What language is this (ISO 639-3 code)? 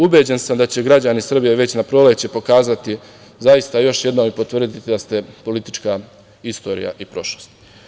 srp